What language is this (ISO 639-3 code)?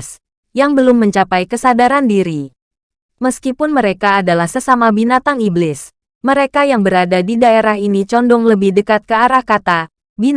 ind